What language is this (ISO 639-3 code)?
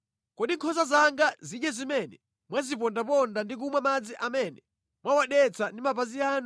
nya